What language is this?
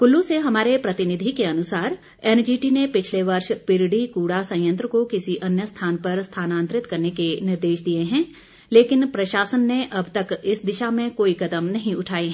Hindi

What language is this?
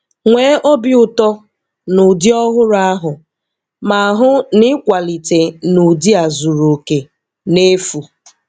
Igbo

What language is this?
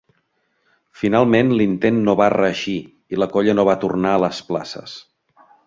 Catalan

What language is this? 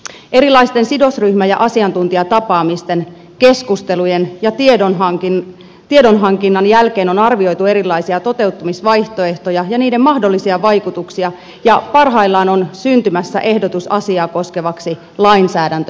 Finnish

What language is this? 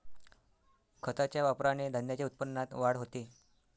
Marathi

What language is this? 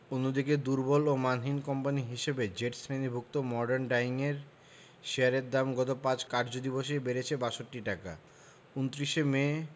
Bangla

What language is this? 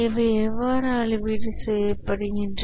Tamil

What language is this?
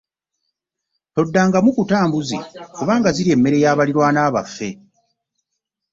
Ganda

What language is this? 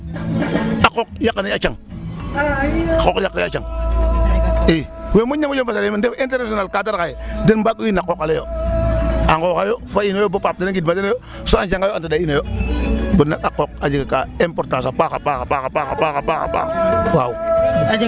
Serer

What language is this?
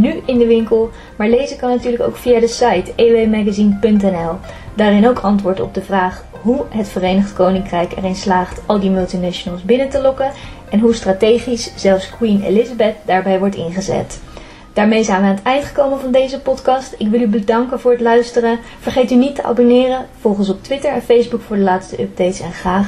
Dutch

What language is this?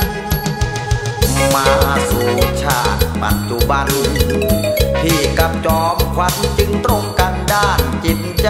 Thai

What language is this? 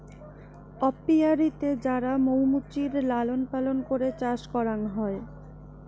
Bangla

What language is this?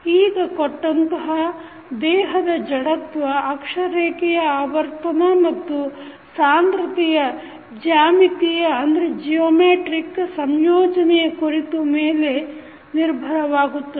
Kannada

